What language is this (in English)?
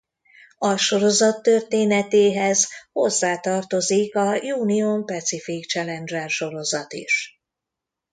Hungarian